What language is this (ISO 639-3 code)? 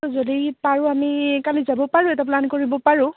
asm